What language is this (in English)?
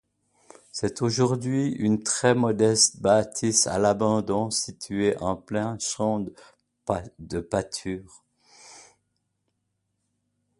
French